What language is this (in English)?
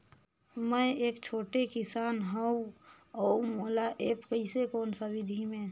Chhattisgarhi